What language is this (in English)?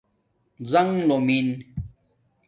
Domaaki